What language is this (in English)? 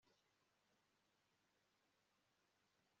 Kinyarwanda